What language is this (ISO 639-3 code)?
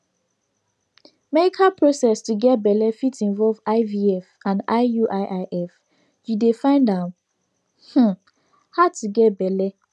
pcm